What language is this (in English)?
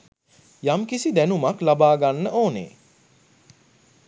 Sinhala